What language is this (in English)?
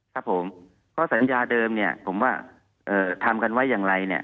Thai